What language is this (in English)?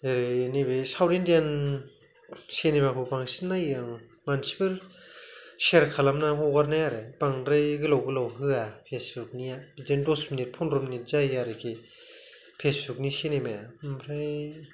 Bodo